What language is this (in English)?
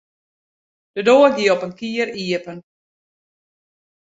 Western Frisian